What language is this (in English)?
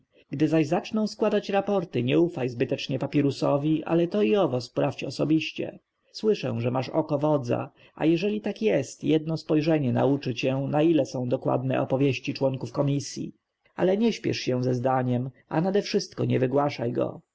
Polish